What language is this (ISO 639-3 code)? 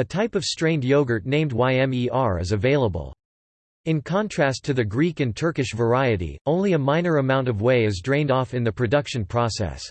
eng